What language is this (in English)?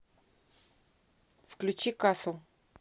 Russian